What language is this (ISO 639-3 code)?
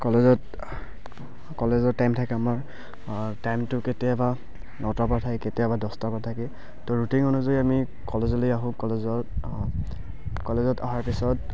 asm